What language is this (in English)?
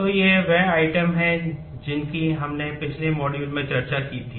Hindi